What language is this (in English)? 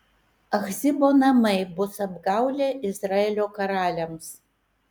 Lithuanian